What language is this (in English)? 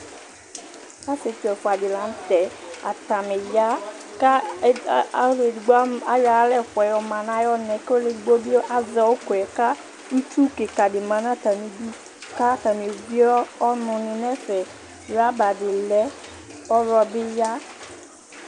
Ikposo